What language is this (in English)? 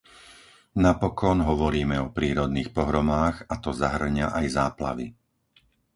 Slovak